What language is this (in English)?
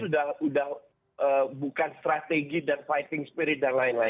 Indonesian